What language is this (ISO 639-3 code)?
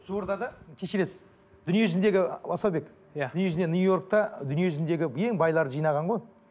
kaz